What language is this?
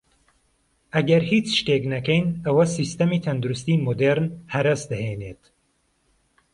Central Kurdish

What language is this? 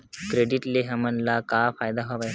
Chhattisgarhi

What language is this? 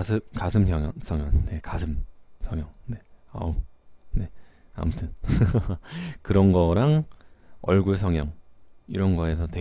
Korean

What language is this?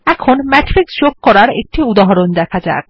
Bangla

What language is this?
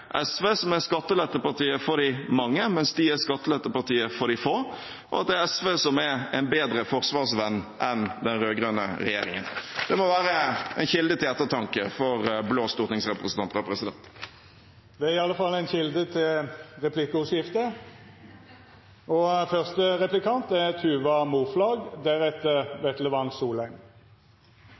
Norwegian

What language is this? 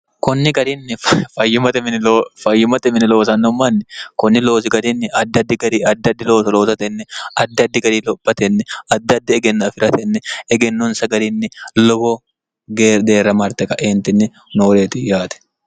Sidamo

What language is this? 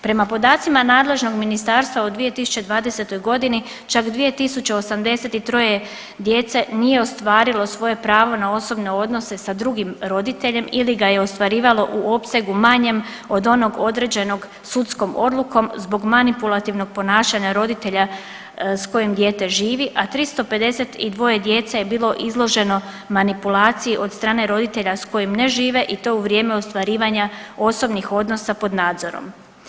Croatian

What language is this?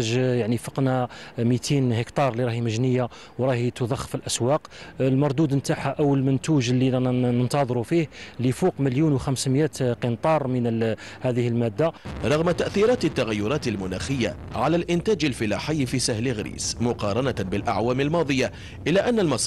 Arabic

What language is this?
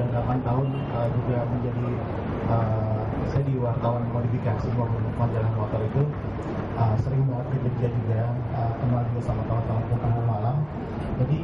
Indonesian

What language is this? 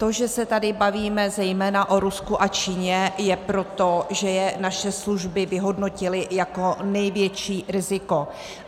Czech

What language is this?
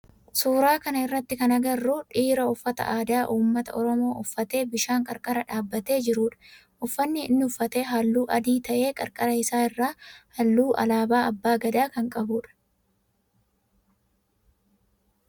Oromo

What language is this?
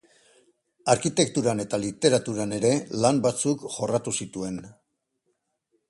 Basque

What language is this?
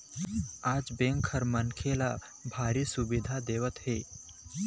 Chhattisgarhi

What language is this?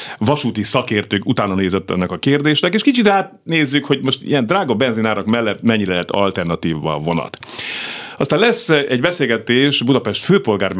Hungarian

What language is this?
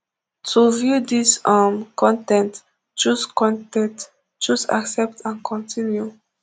Nigerian Pidgin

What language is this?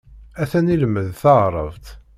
Kabyle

